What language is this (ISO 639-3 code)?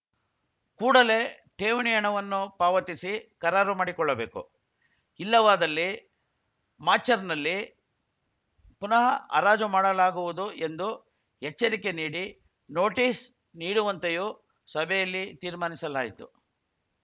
kan